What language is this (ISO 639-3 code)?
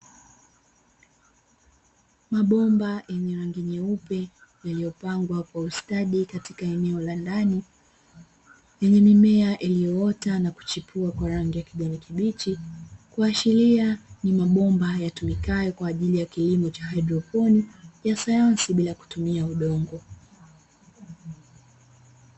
swa